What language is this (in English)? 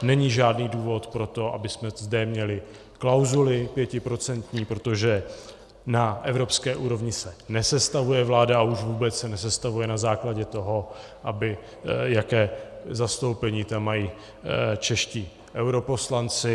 Czech